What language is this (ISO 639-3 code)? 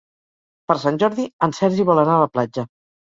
cat